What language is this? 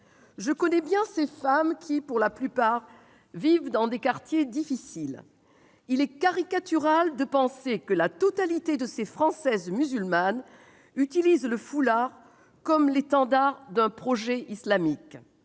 French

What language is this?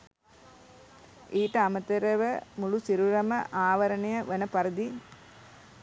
Sinhala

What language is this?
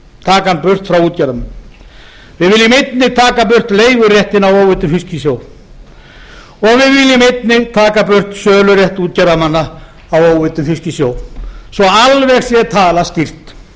Icelandic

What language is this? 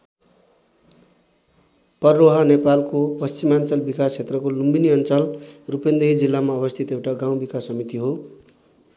Nepali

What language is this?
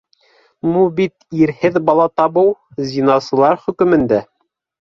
Bashkir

